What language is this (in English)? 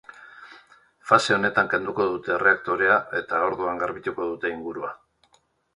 Basque